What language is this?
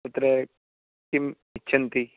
Sanskrit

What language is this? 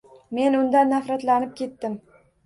Uzbek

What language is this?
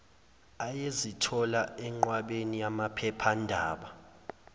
Zulu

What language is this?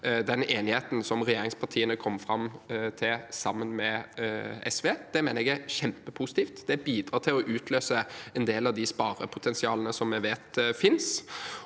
Norwegian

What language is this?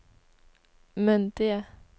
Norwegian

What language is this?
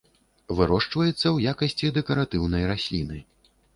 Belarusian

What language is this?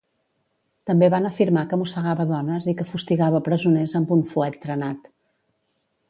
Catalan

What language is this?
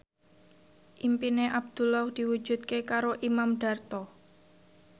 Javanese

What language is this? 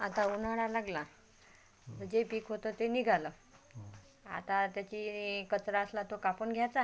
Marathi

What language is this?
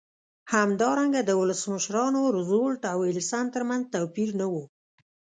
Pashto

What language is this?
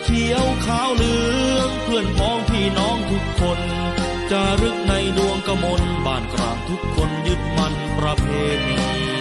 Thai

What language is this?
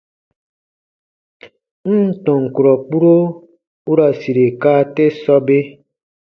Baatonum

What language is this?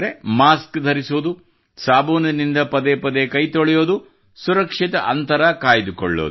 Kannada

